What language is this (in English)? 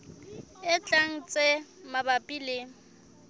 Southern Sotho